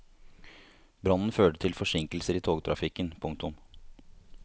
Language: Norwegian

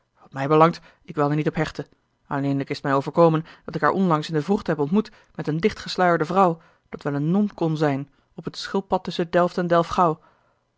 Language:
Dutch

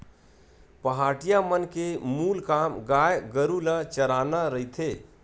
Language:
Chhattisgarhi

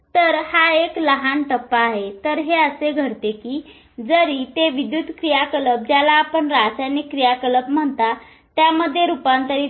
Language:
Marathi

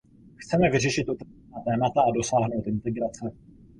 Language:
Czech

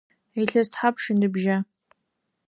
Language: Adyghe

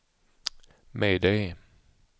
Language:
Swedish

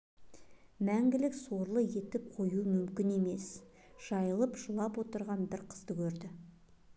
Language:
Kazakh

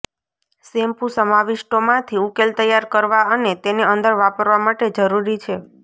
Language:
Gujarati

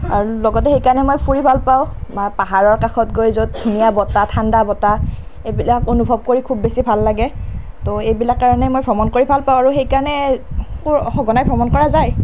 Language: Assamese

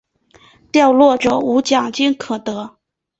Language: Chinese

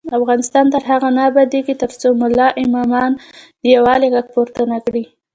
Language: Pashto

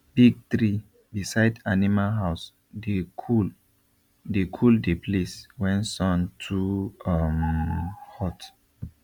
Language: Nigerian Pidgin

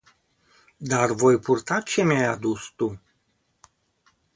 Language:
Romanian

